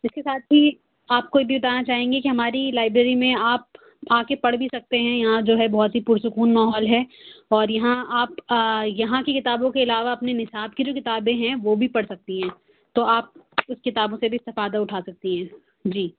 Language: Urdu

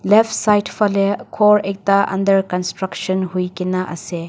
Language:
Naga Pidgin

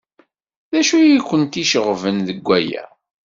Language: Kabyle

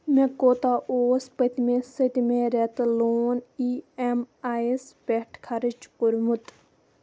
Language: Kashmiri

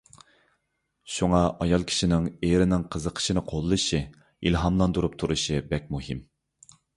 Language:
Uyghur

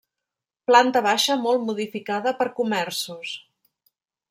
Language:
Catalan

